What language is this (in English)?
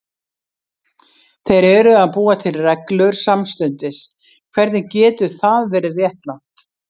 Icelandic